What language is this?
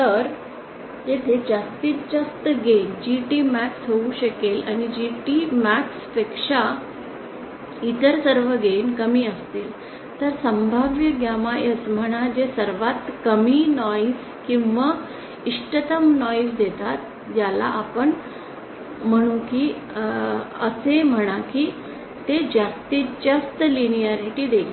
Marathi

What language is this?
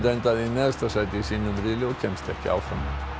Icelandic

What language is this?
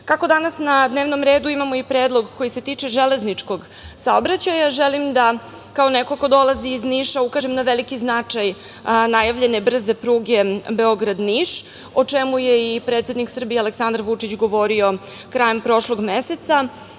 Serbian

